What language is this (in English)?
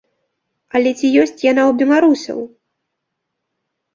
Belarusian